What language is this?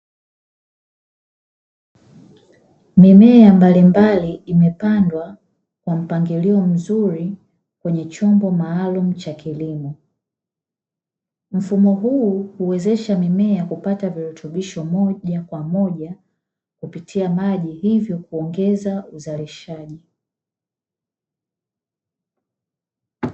Swahili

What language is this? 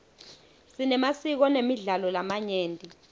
Swati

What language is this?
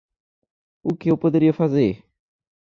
Portuguese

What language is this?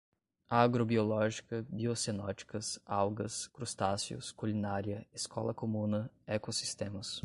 Portuguese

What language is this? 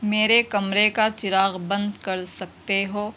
Urdu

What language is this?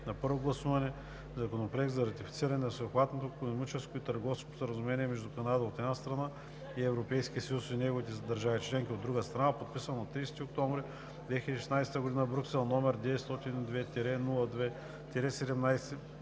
Bulgarian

